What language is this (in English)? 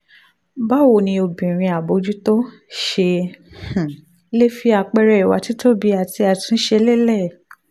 Yoruba